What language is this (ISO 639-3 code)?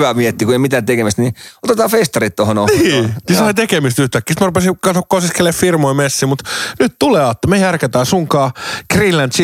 fin